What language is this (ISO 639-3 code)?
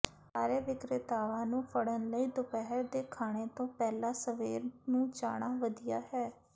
pan